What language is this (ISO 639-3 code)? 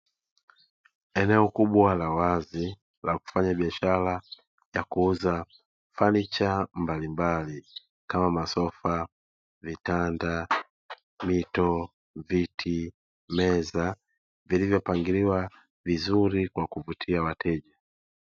swa